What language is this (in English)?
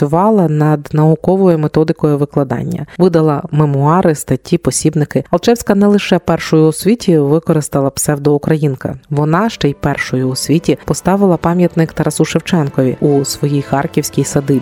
Ukrainian